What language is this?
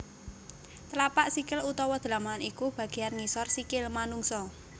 Javanese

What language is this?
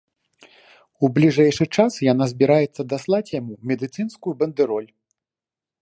Belarusian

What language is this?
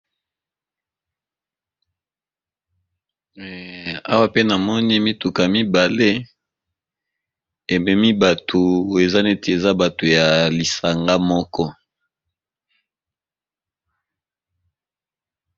Lingala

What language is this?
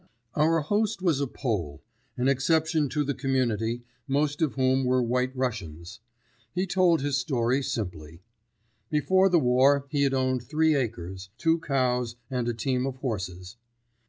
English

